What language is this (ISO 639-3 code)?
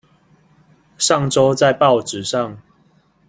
zho